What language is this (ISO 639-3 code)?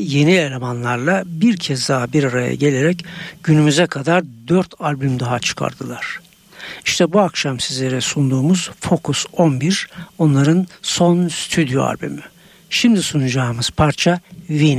tur